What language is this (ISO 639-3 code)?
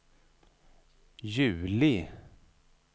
swe